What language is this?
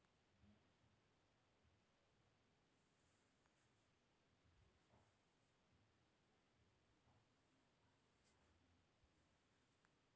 Kannada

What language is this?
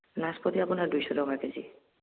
Assamese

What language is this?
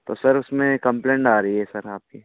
Hindi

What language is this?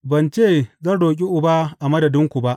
Hausa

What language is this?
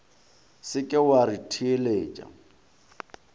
Northern Sotho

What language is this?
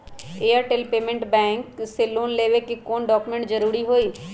Magahi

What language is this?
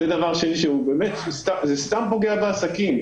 Hebrew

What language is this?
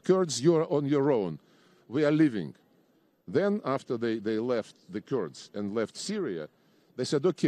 Russian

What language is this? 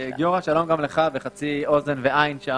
Hebrew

